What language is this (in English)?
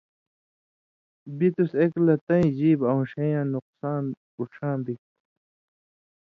Indus Kohistani